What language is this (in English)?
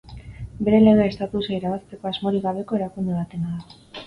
Basque